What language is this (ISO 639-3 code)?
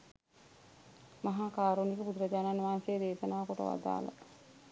sin